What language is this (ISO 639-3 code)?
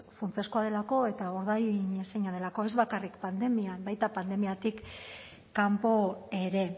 eus